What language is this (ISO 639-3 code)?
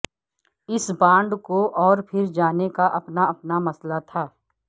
urd